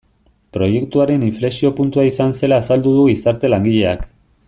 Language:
Basque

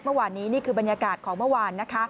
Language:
Thai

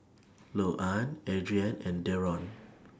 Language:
English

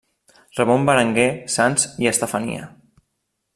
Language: Catalan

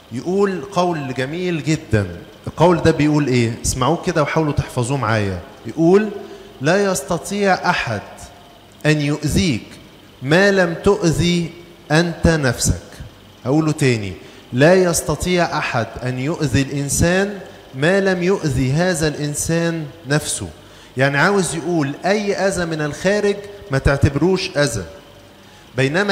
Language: Arabic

